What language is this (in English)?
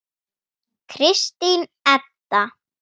Icelandic